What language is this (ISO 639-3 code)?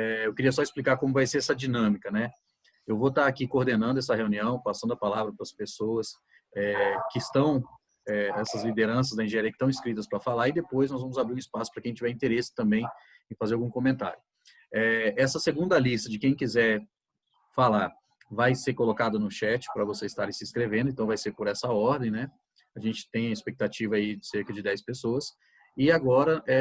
por